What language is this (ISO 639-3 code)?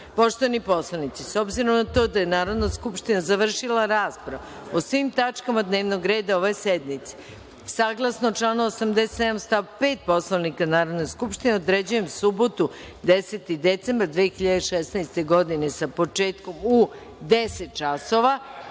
srp